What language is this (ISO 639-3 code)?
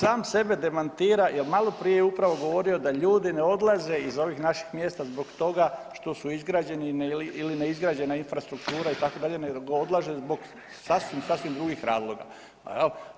hrv